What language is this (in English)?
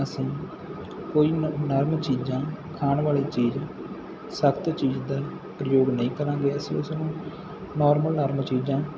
Punjabi